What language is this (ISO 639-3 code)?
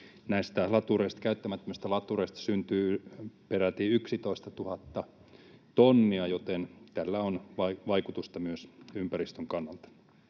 fin